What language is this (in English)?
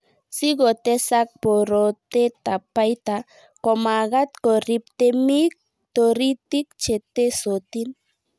Kalenjin